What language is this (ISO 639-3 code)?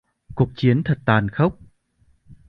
vie